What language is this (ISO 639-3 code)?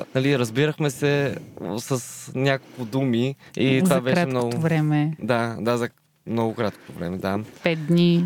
bul